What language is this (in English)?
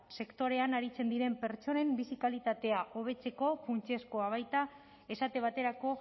Basque